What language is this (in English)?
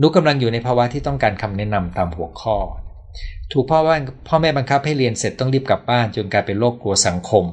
Thai